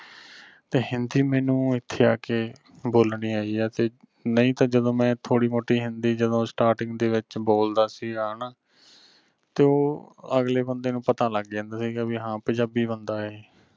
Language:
Punjabi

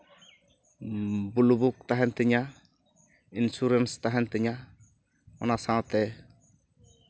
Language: Santali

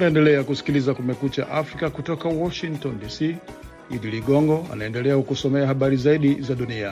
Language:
Swahili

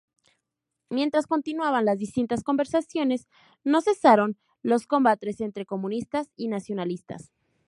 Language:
Spanish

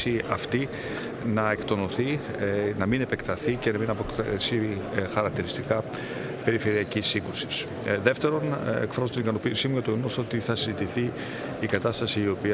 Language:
Greek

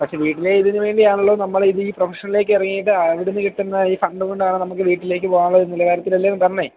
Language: Malayalam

